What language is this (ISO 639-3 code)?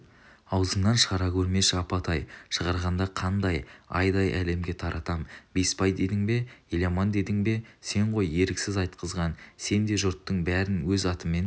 kaz